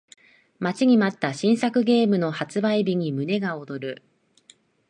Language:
Japanese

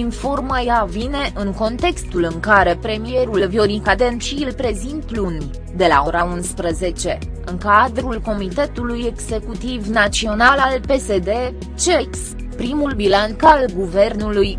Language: Romanian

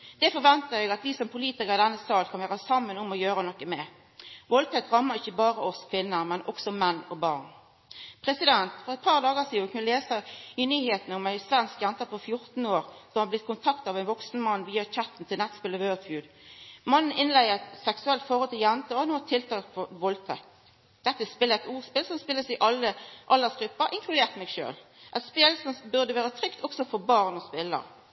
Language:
Norwegian Nynorsk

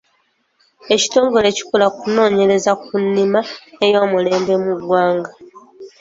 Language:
Ganda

